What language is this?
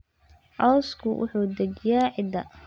Somali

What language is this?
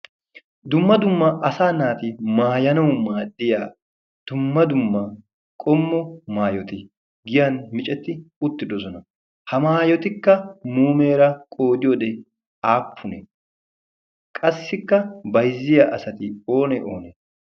Wolaytta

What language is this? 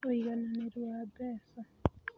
Kikuyu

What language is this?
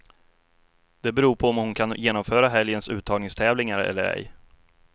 Swedish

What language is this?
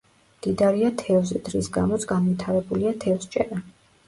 Georgian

